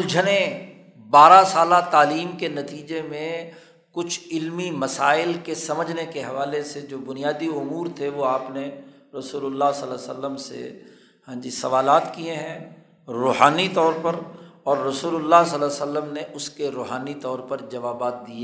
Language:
Urdu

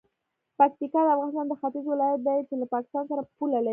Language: Pashto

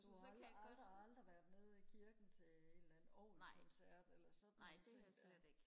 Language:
Danish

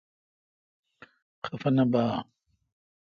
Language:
Kalkoti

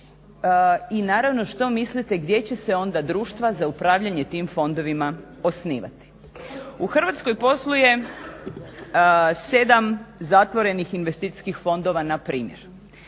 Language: Croatian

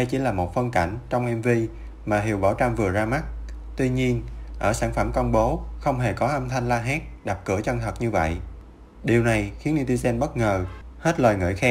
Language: Vietnamese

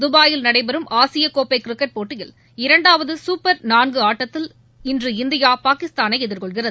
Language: Tamil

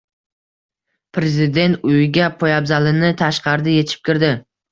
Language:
Uzbek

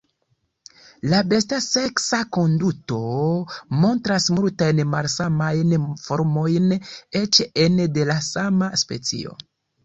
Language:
Esperanto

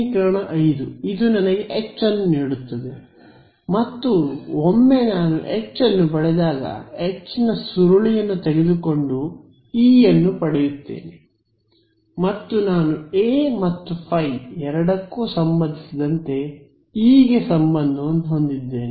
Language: Kannada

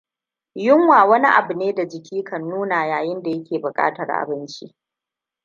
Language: Hausa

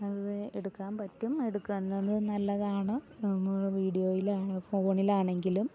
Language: Malayalam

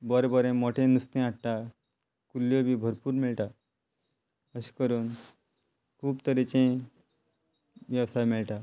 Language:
Konkani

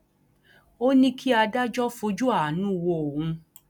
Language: Yoruba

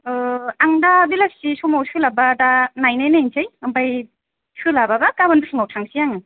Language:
Bodo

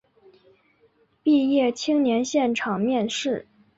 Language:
Chinese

